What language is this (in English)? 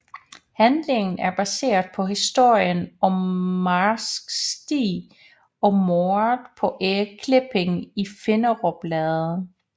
Danish